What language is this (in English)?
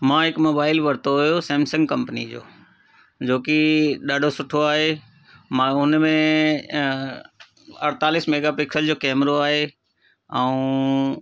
Sindhi